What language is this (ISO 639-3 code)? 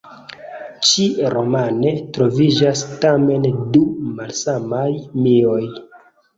epo